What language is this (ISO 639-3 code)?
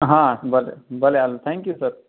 guj